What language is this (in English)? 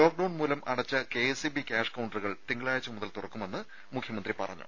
Malayalam